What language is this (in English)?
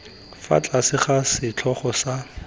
Tswana